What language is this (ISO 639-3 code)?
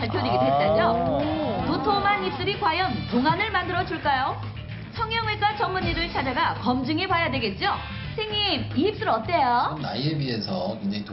kor